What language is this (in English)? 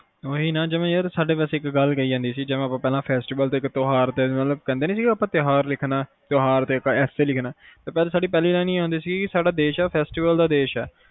Punjabi